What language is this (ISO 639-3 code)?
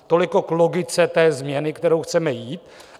ces